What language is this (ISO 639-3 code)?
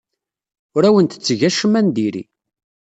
kab